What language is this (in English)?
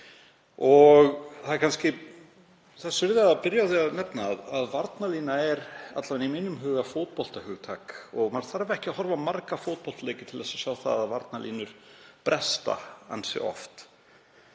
Icelandic